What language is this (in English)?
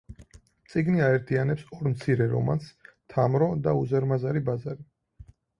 Georgian